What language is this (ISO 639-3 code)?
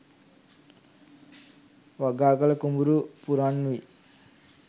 sin